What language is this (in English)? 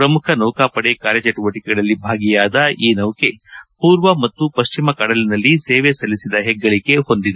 Kannada